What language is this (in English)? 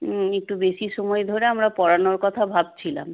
Bangla